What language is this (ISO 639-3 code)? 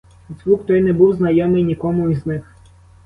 ukr